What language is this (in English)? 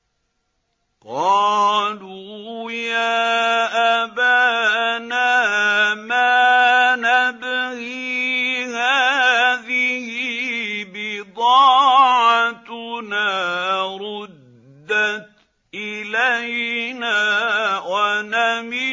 Arabic